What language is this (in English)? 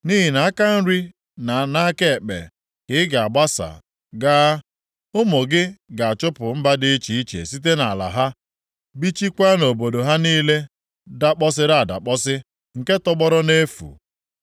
Igbo